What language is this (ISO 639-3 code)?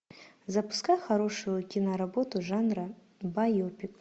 rus